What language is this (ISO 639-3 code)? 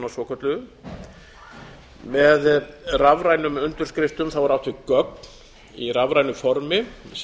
isl